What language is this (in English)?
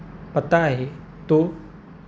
Marathi